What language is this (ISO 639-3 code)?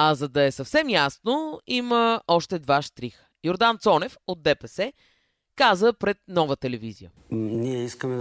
bul